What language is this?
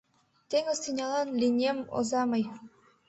Mari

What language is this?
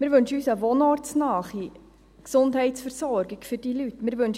Swiss German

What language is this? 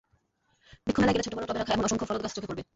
Bangla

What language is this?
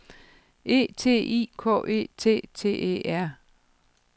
Danish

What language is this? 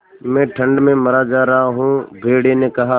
Hindi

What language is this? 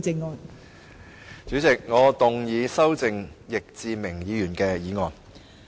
Cantonese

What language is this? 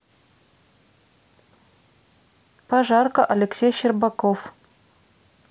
Russian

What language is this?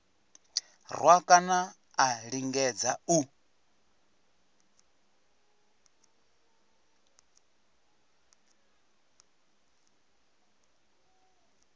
Venda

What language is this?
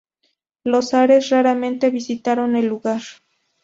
Spanish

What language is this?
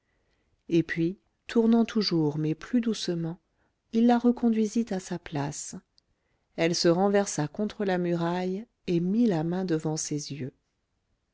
French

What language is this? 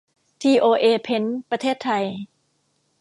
Thai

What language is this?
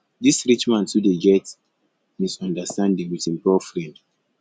Nigerian Pidgin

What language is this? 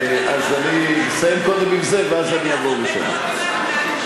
Hebrew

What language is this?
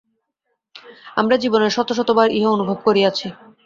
Bangla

